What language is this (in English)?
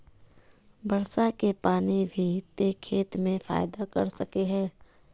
Magahi